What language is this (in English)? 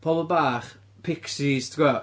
Welsh